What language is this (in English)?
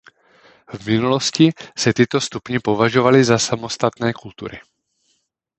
Czech